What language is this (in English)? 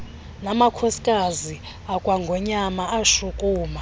Xhosa